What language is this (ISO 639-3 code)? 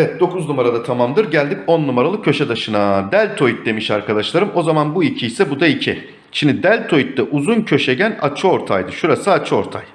tur